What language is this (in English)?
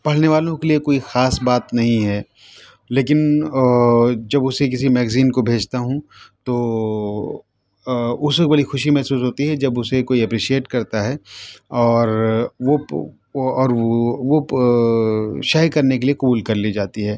Urdu